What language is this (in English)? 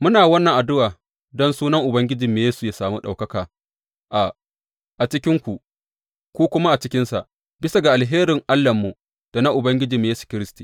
Hausa